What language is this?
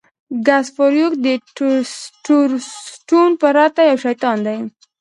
Pashto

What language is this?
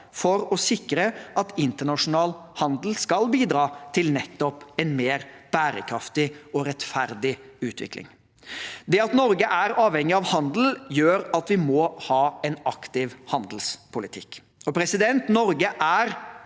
Norwegian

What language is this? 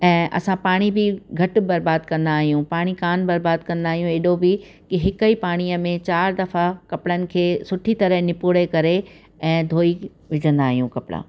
Sindhi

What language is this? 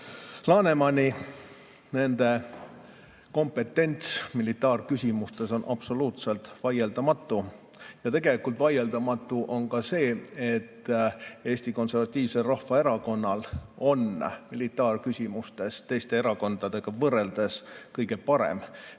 Estonian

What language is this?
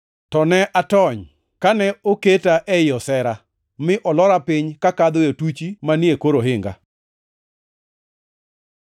Luo (Kenya and Tanzania)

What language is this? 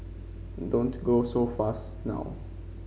English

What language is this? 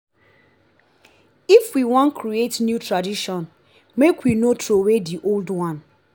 Nigerian Pidgin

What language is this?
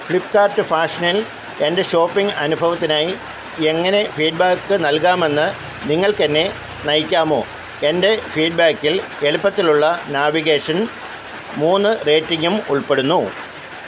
Malayalam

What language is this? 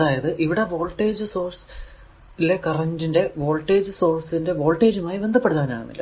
Malayalam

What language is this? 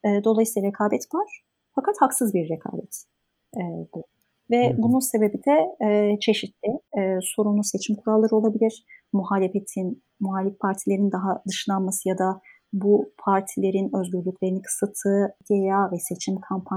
Turkish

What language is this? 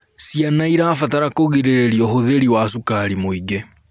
Kikuyu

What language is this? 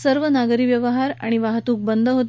Marathi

